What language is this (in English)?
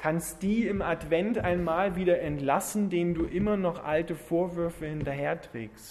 German